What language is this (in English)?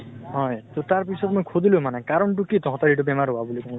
Assamese